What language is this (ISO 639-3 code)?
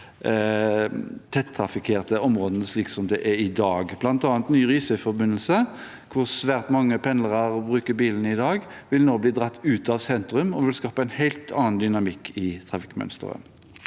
nor